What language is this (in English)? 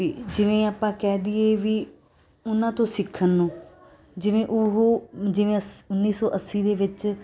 Punjabi